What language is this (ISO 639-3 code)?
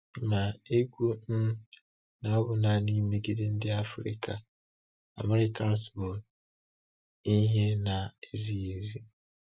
ibo